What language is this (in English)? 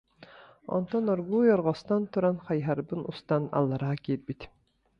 Yakut